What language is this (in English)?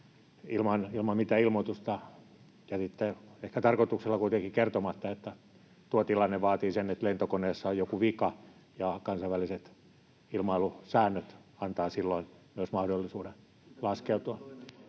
Finnish